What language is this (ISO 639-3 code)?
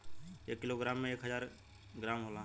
bho